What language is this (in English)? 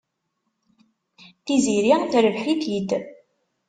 Kabyle